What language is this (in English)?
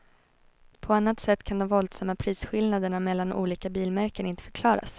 Swedish